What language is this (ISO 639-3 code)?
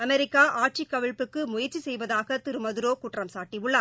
tam